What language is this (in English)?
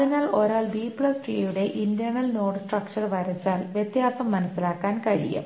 Malayalam